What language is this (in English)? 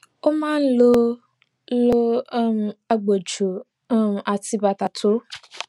Yoruba